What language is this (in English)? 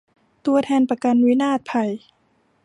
Thai